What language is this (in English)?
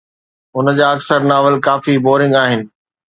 Sindhi